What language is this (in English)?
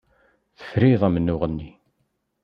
Kabyle